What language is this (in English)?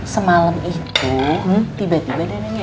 Indonesian